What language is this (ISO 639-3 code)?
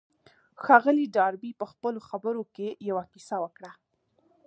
pus